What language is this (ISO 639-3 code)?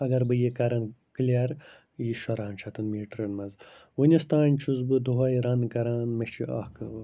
kas